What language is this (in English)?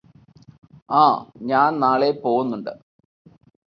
Malayalam